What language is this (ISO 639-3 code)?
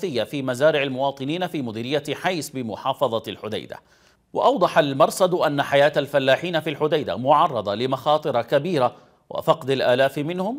ara